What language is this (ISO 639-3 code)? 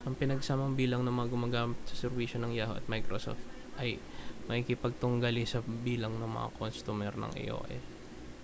fil